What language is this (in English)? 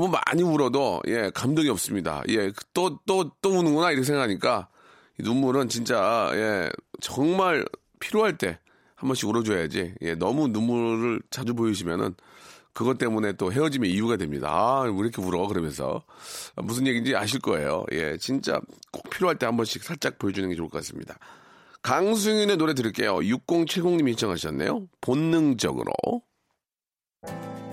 Korean